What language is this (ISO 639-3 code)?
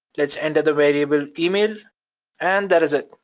eng